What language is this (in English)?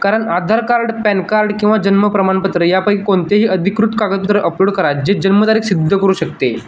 Marathi